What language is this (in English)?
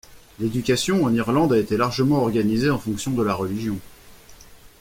French